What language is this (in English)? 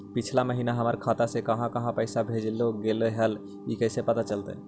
Magahi